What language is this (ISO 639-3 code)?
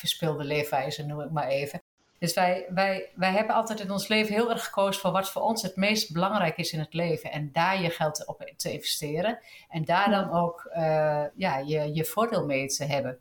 nld